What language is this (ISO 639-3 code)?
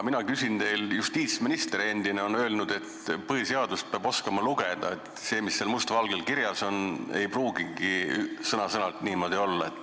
est